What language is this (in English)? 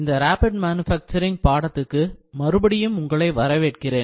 Tamil